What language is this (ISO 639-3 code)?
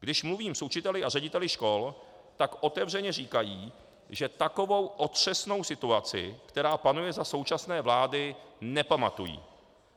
ces